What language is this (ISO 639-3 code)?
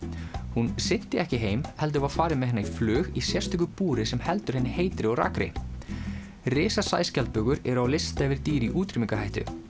isl